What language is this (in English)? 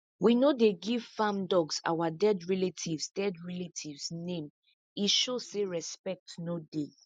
Nigerian Pidgin